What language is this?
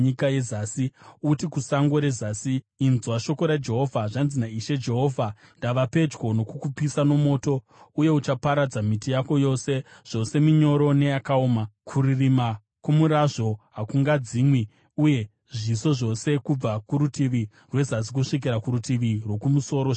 Shona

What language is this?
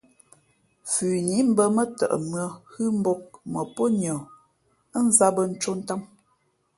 Fe'fe'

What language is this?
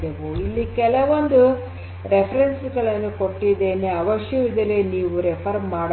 Kannada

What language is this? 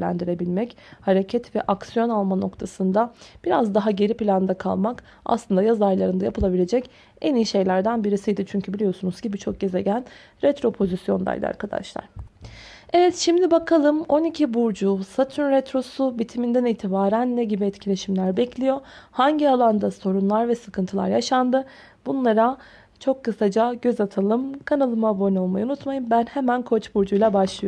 Turkish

